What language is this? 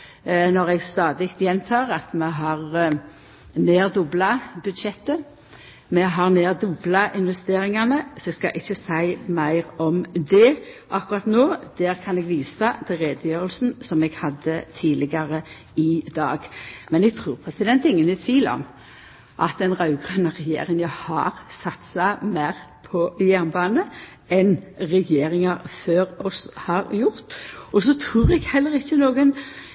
Norwegian Nynorsk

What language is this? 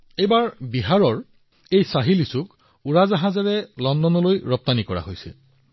Assamese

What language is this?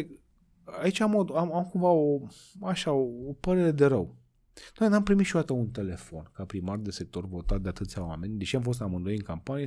Romanian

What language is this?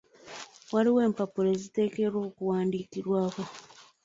Ganda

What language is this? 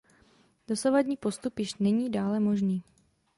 Czech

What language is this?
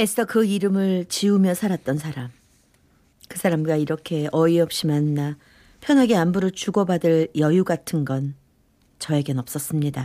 Korean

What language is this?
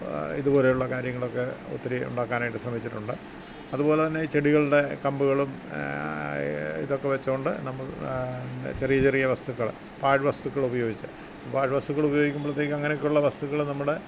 Malayalam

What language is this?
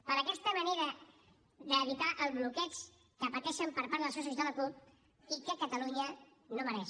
Catalan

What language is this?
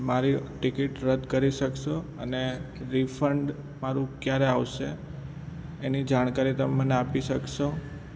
Gujarati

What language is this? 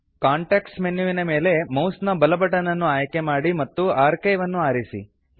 Kannada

